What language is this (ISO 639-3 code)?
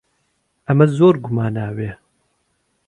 ckb